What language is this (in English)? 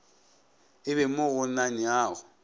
Northern Sotho